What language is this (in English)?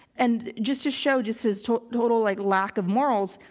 English